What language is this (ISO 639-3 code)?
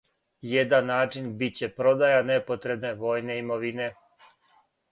srp